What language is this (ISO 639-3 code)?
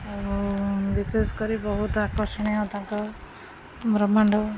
ori